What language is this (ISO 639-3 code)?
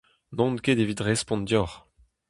bre